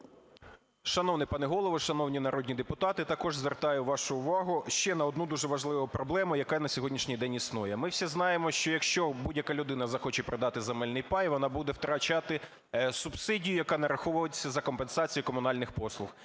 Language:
Ukrainian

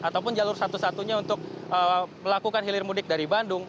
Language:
Indonesian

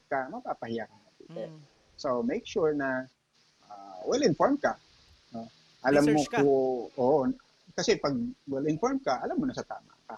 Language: Filipino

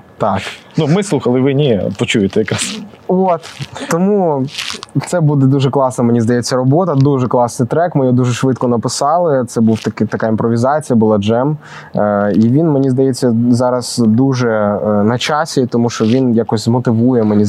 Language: Ukrainian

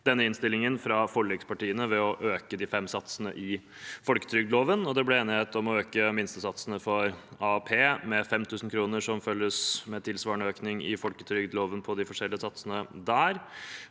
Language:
Norwegian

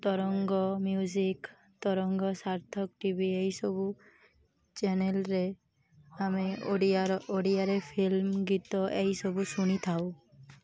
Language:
Odia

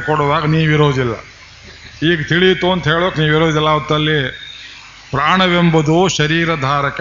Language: Kannada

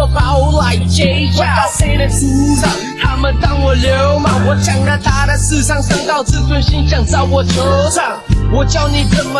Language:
Chinese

